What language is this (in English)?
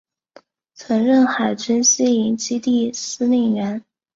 Chinese